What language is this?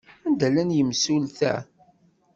Kabyle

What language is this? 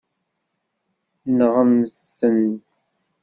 Kabyle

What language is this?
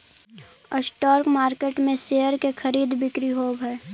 Magahi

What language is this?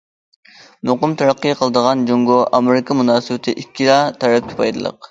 Uyghur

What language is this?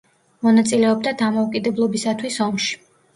Georgian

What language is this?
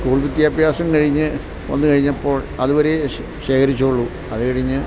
Malayalam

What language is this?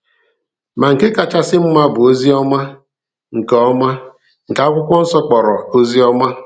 Igbo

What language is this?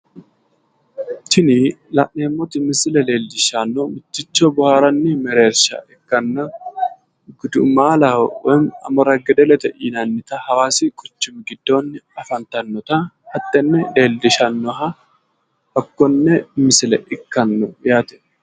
Sidamo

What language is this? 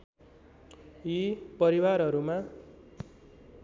Nepali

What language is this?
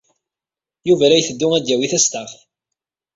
Kabyle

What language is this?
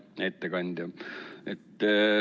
Estonian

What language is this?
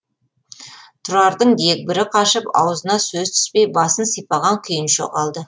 Kazakh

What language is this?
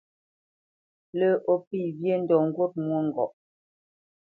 Bamenyam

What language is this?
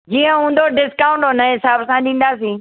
Sindhi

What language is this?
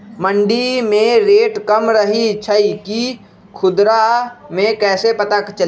Magahi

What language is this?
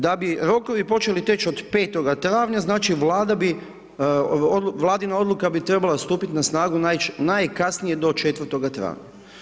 Croatian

